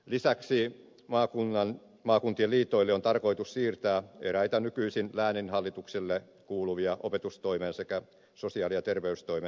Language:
Finnish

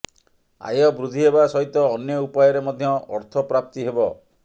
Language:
Odia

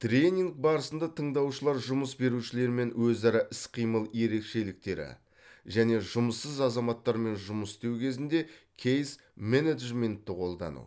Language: Kazakh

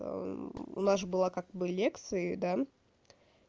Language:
Russian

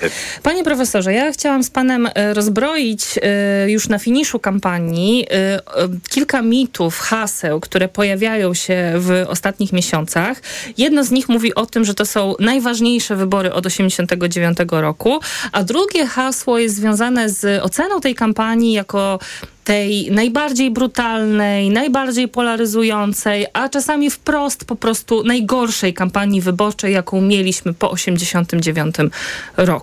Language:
Polish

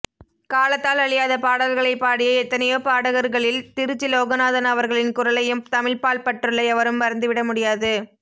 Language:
Tamil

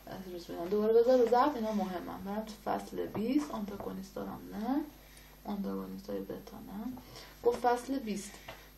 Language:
Persian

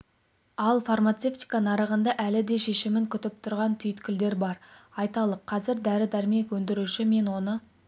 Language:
Kazakh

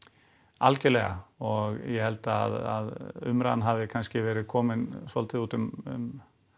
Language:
Icelandic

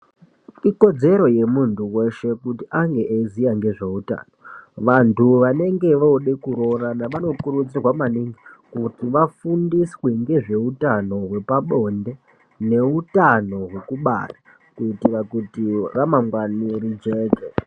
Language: Ndau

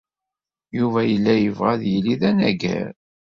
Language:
Kabyle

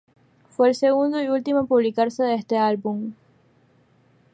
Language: Spanish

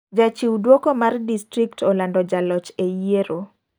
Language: Luo (Kenya and Tanzania)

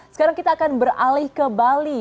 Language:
Indonesian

